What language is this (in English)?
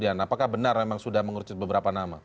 Indonesian